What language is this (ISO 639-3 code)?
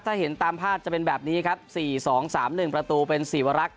tha